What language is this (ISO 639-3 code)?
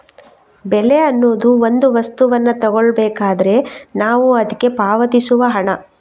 kan